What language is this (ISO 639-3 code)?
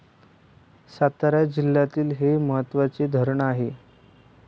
mar